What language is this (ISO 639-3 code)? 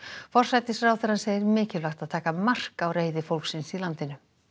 isl